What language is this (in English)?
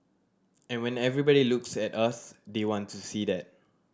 English